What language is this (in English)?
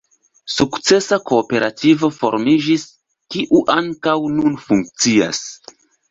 Esperanto